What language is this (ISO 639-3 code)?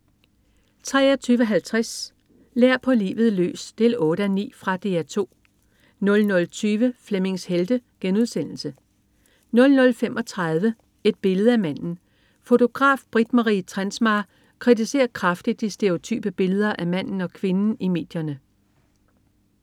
dan